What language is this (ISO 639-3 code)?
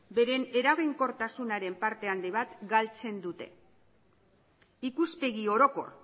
eus